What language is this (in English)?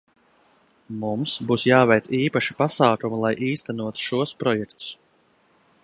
Latvian